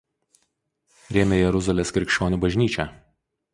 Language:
Lithuanian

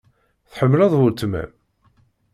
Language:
Kabyle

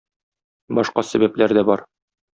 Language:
Tatar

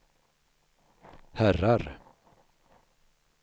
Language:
Swedish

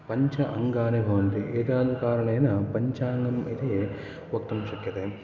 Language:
Sanskrit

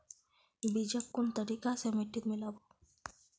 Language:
Magahi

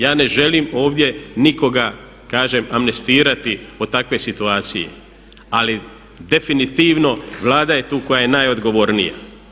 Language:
Croatian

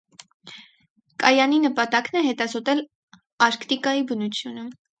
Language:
Armenian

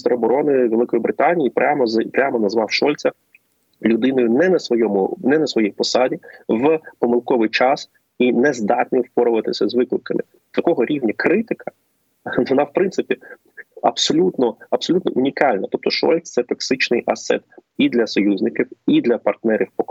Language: Ukrainian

